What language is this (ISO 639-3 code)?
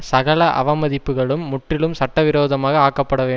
tam